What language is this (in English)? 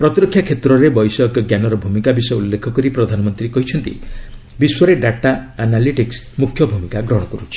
Odia